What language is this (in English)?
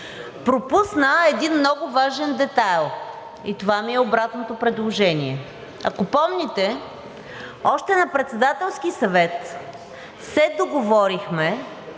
Bulgarian